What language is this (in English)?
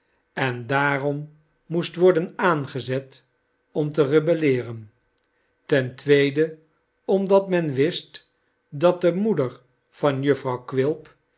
Dutch